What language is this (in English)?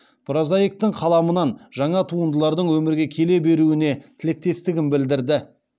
Kazakh